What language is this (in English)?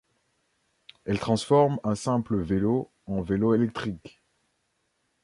French